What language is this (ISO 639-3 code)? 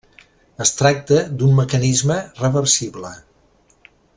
cat